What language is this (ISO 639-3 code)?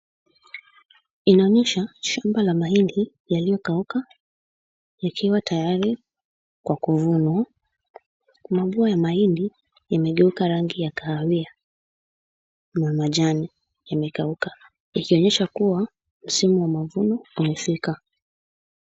swa